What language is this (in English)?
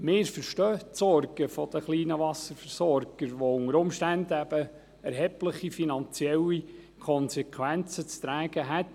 Swiss German